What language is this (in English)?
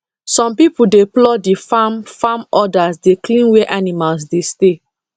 Nigerian Pidgin